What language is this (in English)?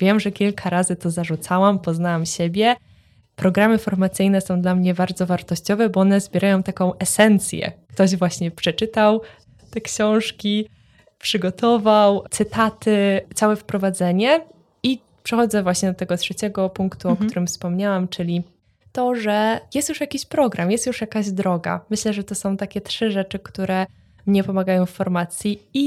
Polish